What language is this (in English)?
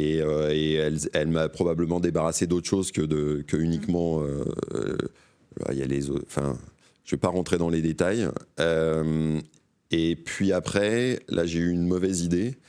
French